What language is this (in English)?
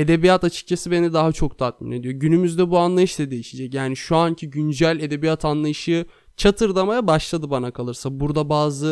Turkish